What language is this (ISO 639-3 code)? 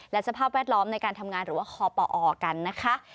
tha